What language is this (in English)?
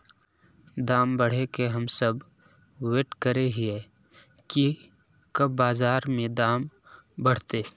Magahi